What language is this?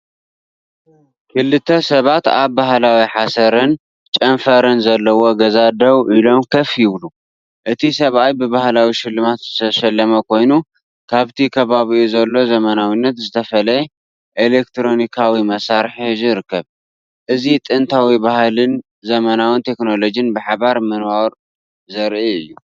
Tigrinya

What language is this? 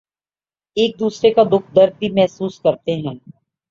Urdu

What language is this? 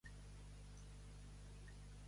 Catalan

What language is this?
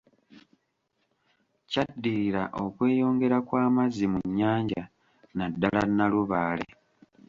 Ganda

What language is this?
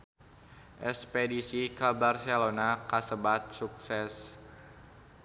Sundanese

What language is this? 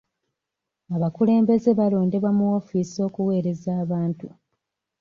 Ganda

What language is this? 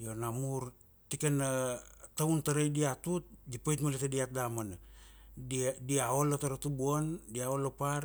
Kuanua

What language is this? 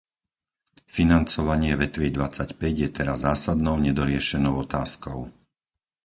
Slovak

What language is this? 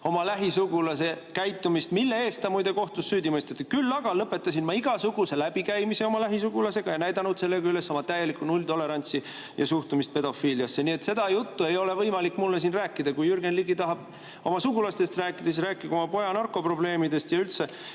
Estonian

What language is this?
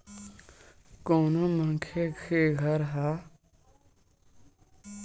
Chhattisgarhi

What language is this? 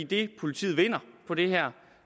Danish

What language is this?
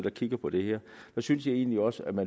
Danish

